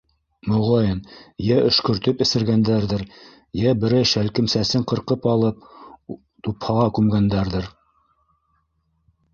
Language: Bashkir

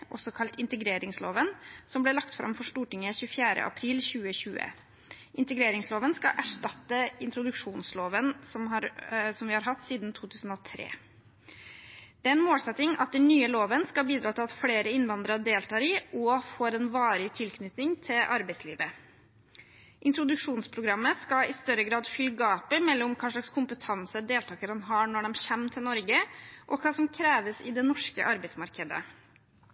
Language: Norwegian Bokmål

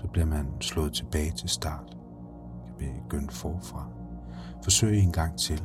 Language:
Danish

